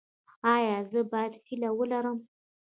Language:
Pashto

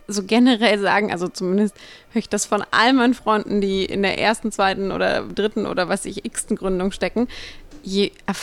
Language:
German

